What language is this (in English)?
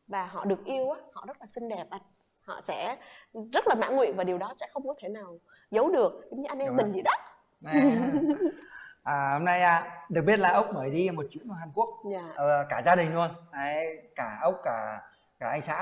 Vietnamese